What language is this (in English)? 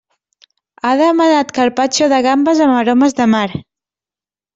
Catalan